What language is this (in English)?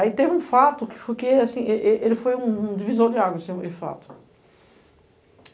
Portuguese